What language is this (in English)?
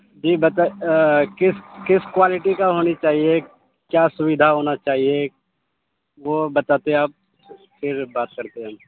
Urdu